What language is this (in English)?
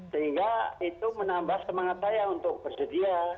Indonesian